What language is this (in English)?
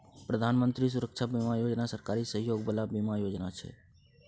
Maithili